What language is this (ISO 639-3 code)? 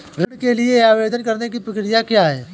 hin